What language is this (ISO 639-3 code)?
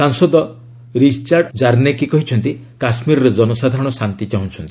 ori